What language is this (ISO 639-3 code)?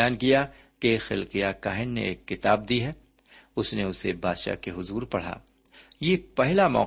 urd